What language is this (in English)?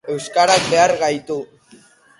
Basque